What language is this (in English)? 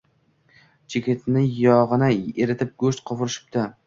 Uzbek